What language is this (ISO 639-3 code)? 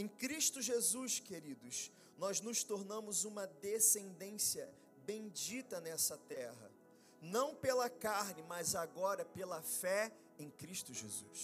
por